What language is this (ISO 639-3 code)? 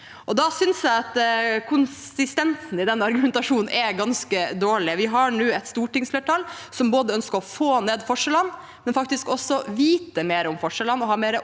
nor